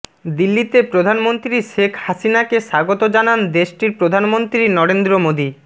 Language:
Bangla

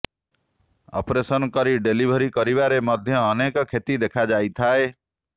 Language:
Odia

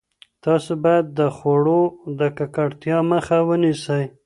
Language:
Pashto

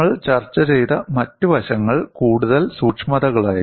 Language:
Malayalam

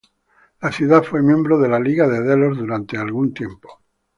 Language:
Spanish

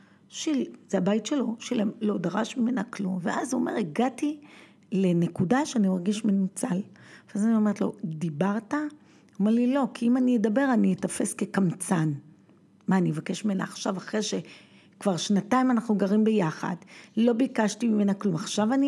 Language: Hebrew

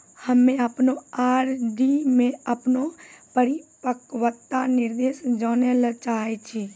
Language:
Maithili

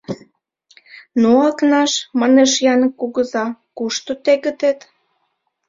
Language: Mari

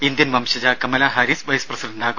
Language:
Malayalam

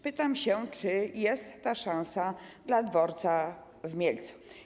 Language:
Polish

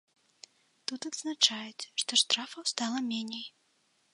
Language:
Belarusian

